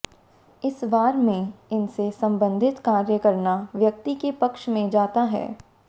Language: Hindi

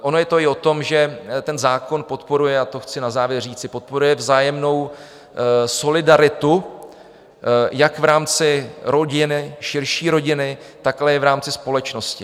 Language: Czech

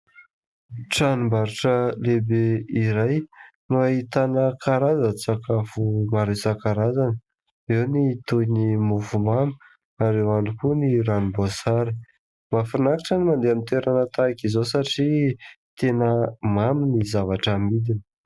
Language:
Malagasy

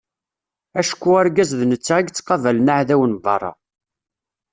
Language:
Kabyle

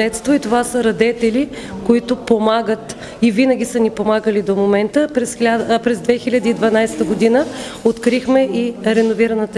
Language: Bulgarian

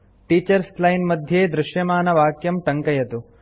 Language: Sanskrit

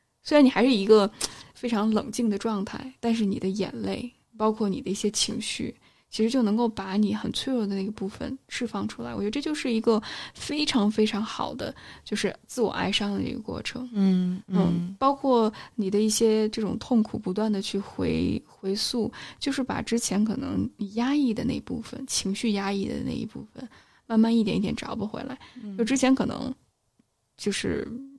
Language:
Chinese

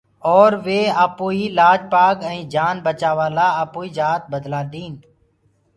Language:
Gurgula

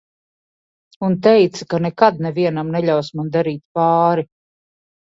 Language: Latvian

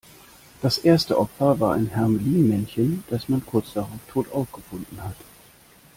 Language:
German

